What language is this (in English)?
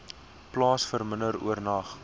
Afrikaans